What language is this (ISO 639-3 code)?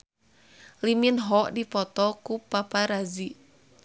sun